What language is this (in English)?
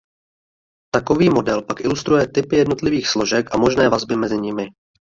Czech